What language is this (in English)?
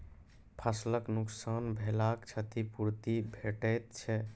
Maithili